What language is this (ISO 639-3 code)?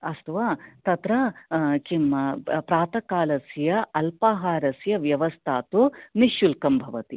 san